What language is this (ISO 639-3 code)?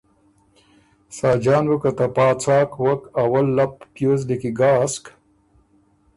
oru